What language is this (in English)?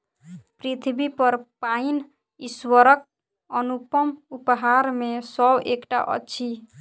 Maithili